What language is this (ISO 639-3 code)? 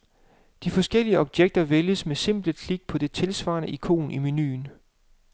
dan